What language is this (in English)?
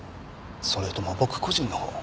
Japanese